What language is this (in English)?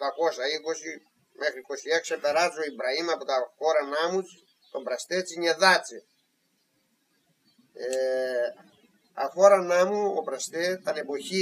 Greek